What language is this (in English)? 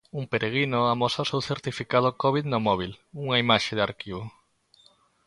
Galician